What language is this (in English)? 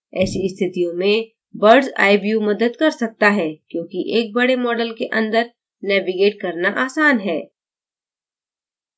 Hindi